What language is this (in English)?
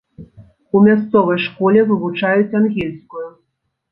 Belarusian